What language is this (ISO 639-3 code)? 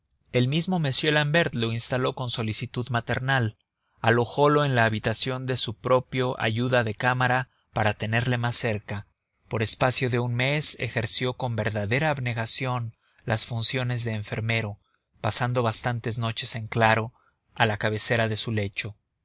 spa